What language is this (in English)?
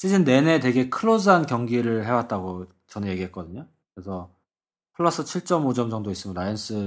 Korean